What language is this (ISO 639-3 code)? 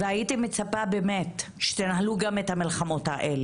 heb